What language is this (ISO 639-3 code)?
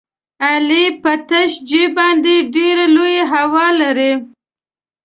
pus